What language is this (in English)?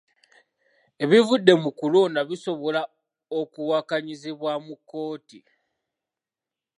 Ganda